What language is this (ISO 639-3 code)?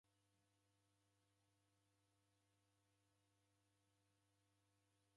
dav